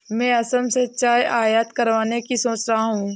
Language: Hindi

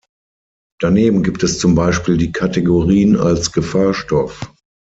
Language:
German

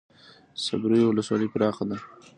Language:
Pashto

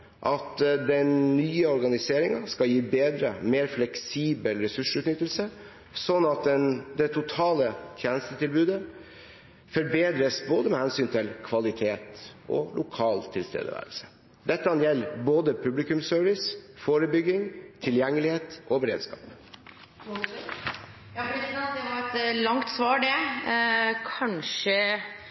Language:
Norwegian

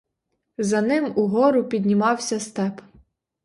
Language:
Ukrainian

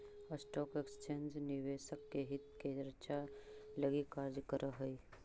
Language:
Magahi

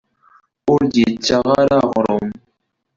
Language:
Kabyle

